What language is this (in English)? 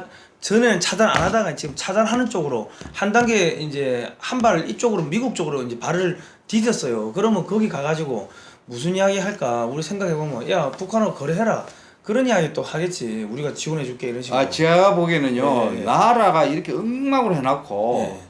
Korean